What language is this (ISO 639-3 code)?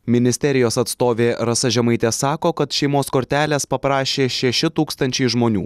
lit